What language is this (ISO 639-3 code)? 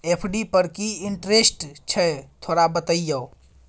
mai